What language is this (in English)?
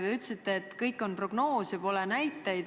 Estonian